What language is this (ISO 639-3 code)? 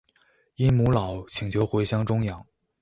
zho